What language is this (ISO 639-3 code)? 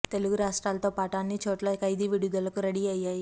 tel